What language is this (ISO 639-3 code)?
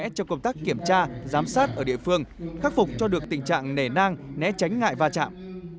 vie